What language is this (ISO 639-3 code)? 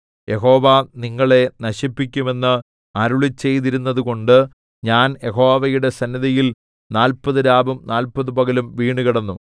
mal